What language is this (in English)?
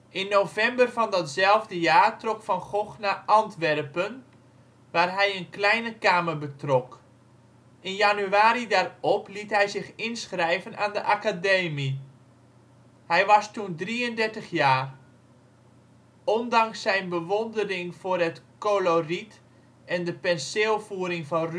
Dutch